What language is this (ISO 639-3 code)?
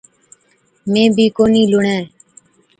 odk